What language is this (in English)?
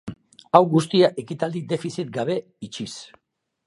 Basque